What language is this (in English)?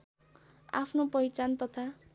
Nepali